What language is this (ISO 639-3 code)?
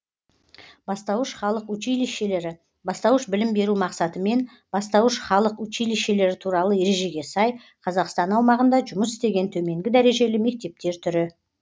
kaz